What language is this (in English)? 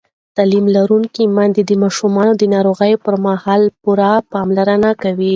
Pashto